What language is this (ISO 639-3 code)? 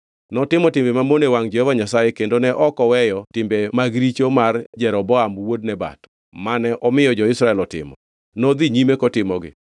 luo